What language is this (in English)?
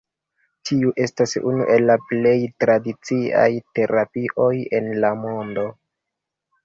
Esperanto